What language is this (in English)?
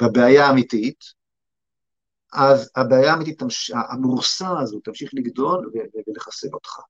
Hebrew